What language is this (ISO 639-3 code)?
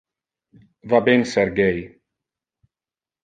ina